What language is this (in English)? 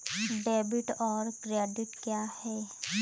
Hindi